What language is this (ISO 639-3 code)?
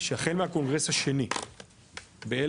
heb